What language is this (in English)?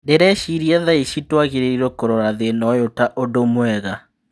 Kikuyu